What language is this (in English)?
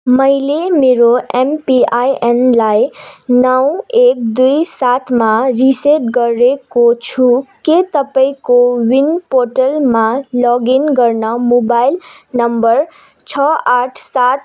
Nepali